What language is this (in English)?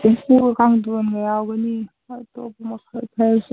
Manipuri